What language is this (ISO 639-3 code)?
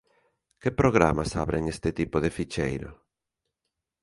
glg